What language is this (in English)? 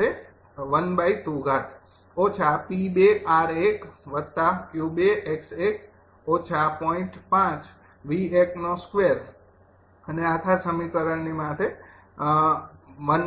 Gujarati